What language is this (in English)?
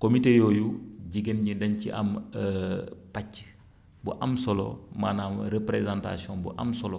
Wolof